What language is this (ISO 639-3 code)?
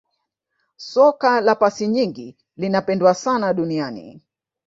swa